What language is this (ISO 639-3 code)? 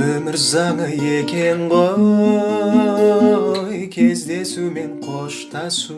kaz